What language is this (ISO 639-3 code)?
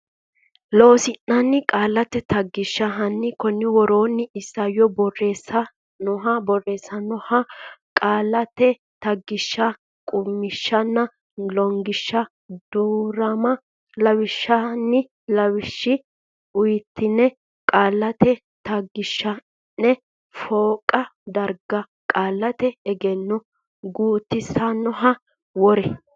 sid